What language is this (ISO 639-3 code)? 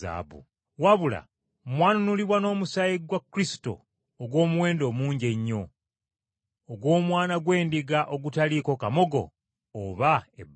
lug